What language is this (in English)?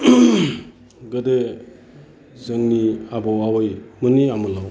Bodo